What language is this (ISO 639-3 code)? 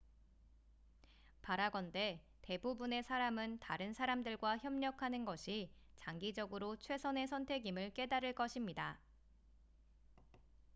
kor